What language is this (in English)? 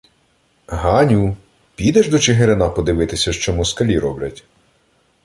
Ukrainian